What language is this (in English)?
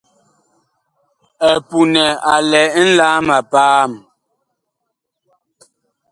Bakoko